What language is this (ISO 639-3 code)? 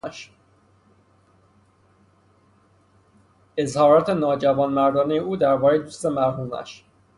fas